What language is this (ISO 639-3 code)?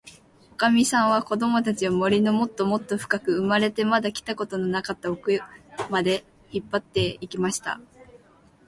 jpn